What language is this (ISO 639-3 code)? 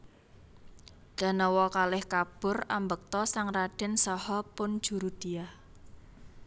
jav